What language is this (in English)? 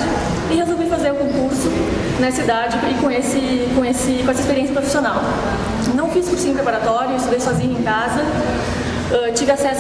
Portuguese